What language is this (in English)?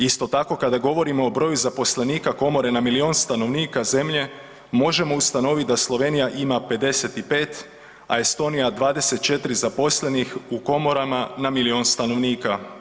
Croatian